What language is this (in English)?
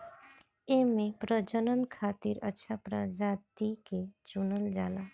Bhojpuri